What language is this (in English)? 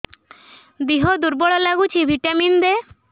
Odia